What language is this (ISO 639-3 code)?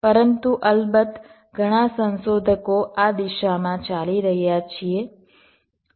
guj